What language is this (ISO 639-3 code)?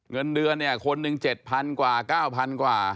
tha